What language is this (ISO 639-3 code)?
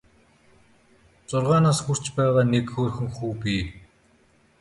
mon